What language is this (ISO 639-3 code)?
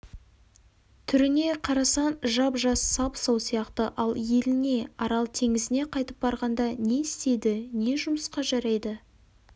kaz